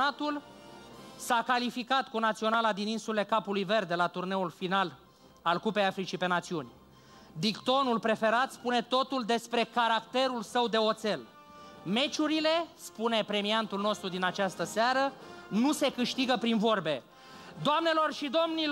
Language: Romanian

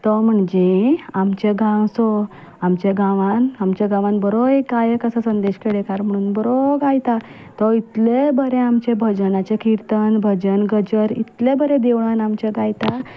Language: Konkani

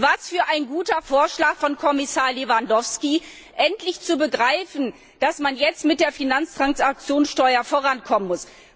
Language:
German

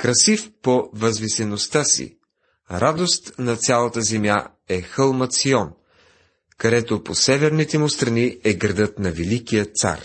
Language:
Bulgarian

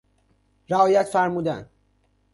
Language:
Persian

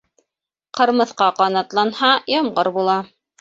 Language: Bashkir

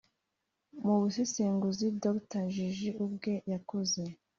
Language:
Kinyarwanda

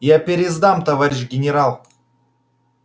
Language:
Russian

